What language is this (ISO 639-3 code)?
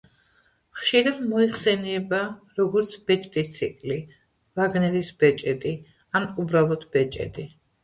kat